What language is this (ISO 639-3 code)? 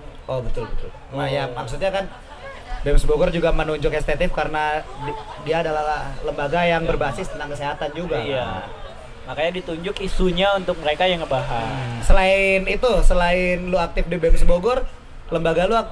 ind